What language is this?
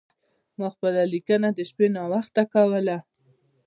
Pashto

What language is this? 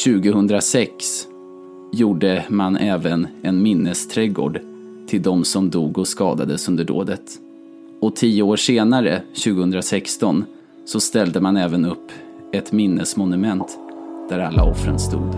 Swedish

